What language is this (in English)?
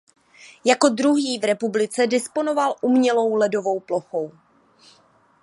Czech